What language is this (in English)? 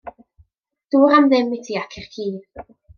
Welsh